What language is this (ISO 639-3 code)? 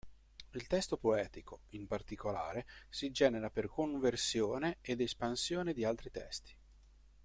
ita